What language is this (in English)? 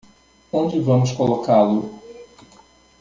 Portuguese